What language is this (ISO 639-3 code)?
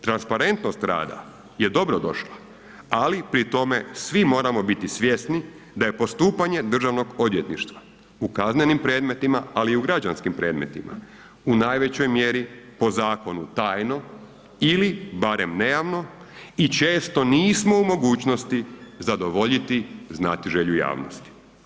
hrv